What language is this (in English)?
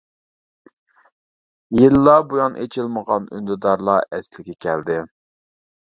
Uyghur